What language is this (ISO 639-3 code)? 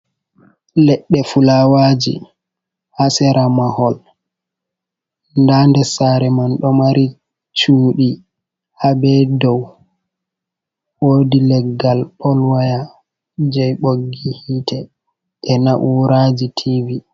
ful